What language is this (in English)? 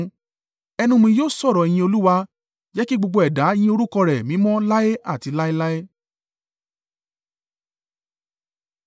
Yoruba